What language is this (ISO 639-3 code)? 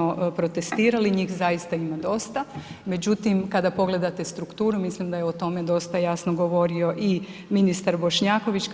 hrv